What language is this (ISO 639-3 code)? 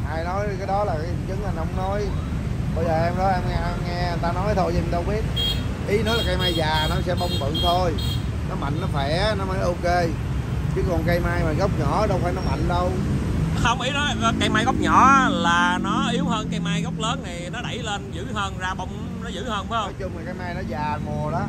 vie